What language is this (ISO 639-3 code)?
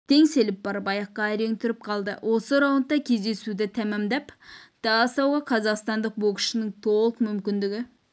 kaz